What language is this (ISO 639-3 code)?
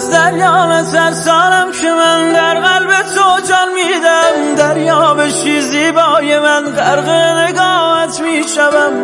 fas